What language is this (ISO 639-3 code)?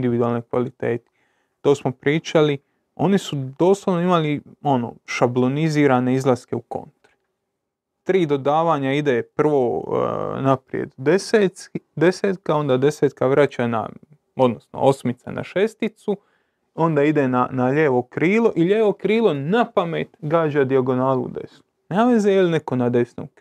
hrv